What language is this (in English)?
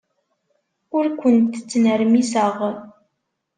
Kabyle